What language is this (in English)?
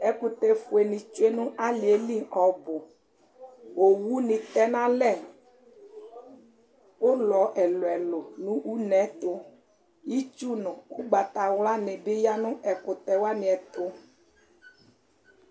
Ikposo